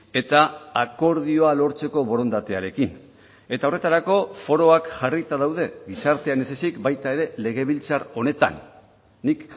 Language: Basque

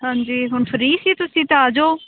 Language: Punjabi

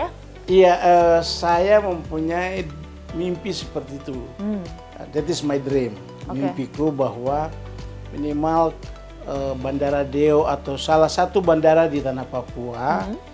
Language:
Indonesian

